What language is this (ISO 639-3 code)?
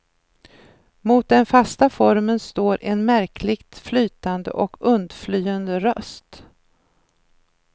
swe